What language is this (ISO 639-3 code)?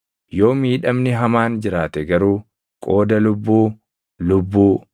orm